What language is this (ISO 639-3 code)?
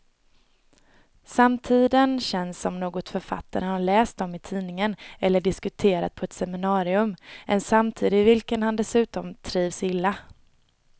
swe